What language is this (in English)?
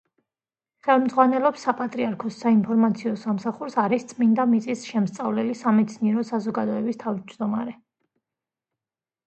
Georgian